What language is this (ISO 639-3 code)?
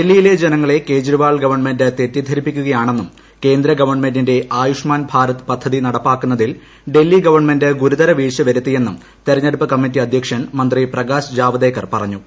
mal